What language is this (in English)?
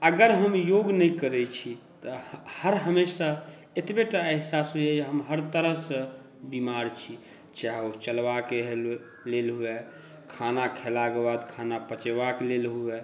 Maithili